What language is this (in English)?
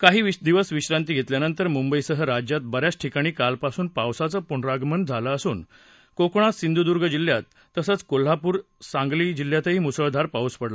Marathi